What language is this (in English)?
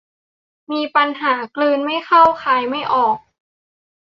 Thai